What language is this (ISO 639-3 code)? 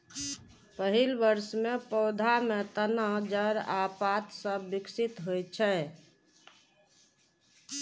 mai